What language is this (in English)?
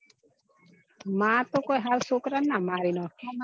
Gujarati